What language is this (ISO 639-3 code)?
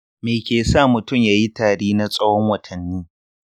hau